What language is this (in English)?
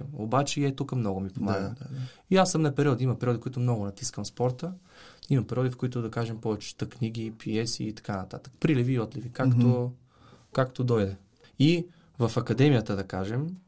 Bulgarian